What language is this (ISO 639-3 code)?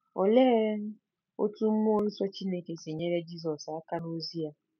ibo